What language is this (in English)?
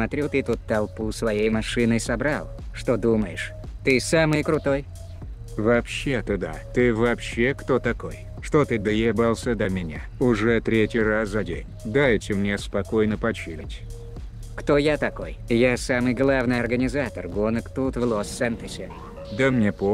Russian